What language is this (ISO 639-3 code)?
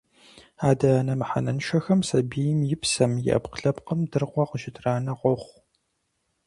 kbd